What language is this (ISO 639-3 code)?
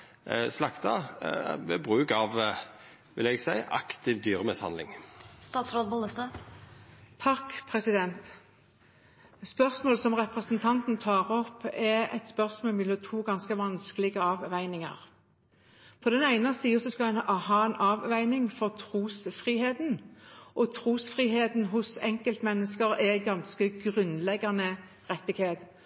nor